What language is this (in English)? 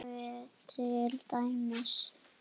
Icelandic